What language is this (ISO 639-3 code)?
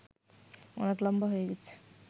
ben